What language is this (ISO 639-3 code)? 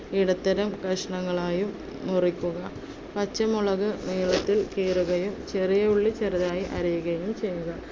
mal